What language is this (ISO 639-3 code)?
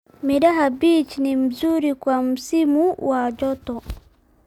som